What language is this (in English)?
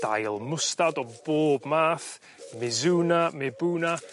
Welsh